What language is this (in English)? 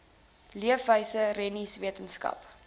Afrikaans